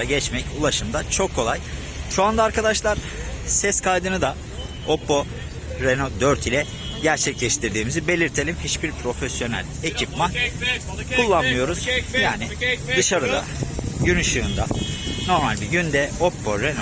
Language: Turkish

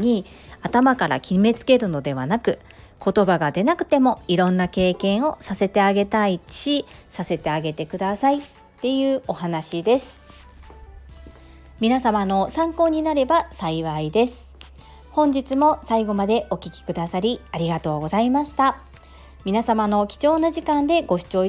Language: Japanese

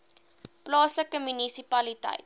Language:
Afrikaans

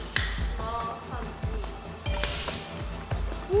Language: Japanese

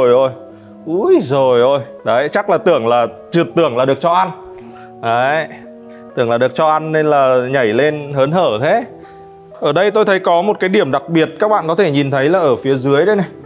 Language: Vietnamese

